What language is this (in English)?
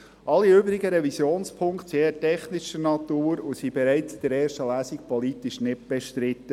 Swiss German